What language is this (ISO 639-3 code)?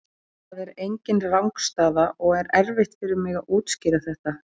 isl